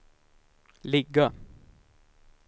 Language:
Swedish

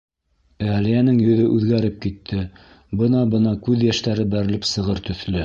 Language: Bashkir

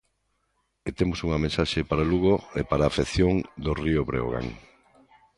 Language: Galician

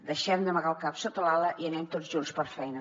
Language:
Catalan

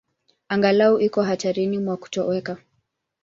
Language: Swahili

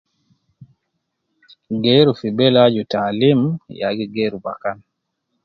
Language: Nubi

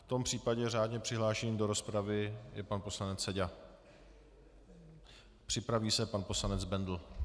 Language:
Czech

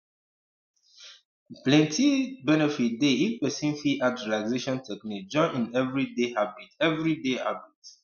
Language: Nigerian Pidgin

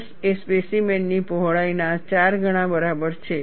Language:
Gujarati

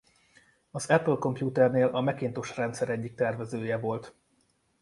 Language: Hungarian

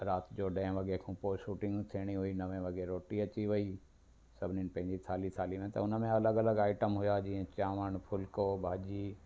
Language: Sindhi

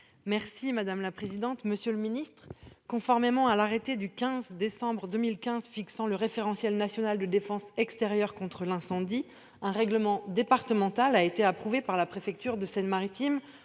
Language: French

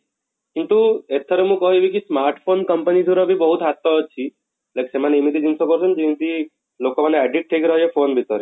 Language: Odia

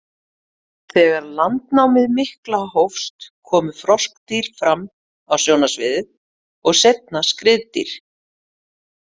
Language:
Icelandic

